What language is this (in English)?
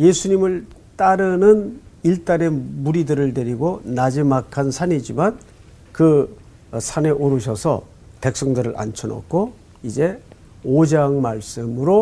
Korean